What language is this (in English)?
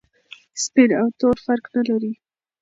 Pashto